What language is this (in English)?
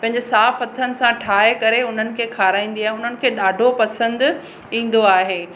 Sindhi